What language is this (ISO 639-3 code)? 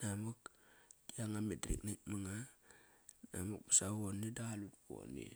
ckr